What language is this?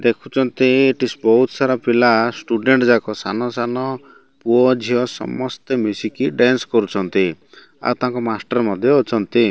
Odia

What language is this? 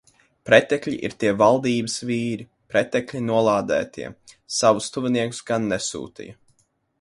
Latvian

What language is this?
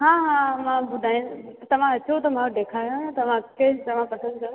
Sindhi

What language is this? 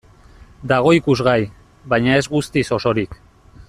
Basque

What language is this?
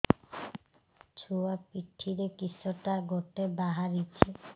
Odia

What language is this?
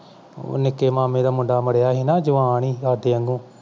Punjabi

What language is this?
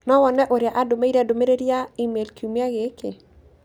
Kikuyu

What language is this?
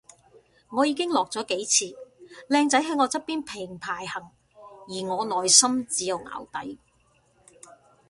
Cantonese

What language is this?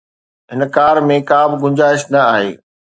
Sindhi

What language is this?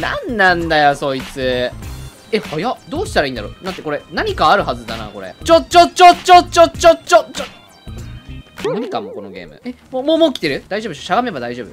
Japanese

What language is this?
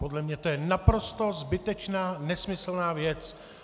Czech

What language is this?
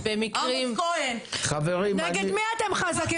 Hebrew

